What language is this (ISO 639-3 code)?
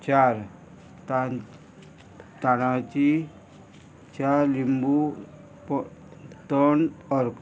kok